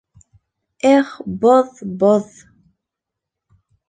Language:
Bashkir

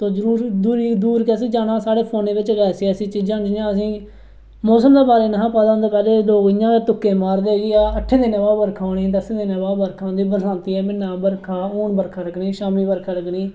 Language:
Dogri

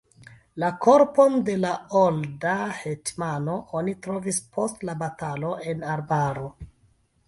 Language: Esperanto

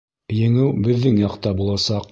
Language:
Bashkir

